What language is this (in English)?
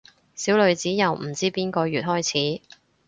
Cantonese